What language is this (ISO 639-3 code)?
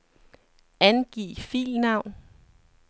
dan